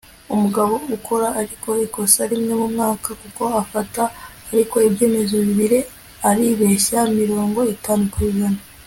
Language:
Kinyarwanda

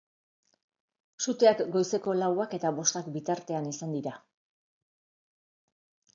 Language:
Basque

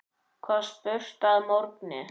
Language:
Icelandic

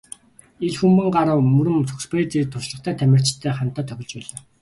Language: Mongolian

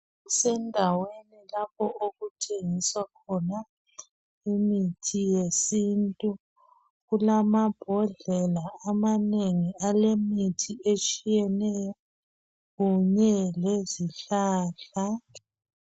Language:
North Ndebele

